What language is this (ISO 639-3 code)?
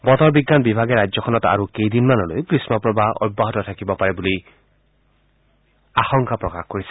asm